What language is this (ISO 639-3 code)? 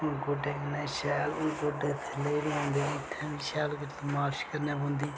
doi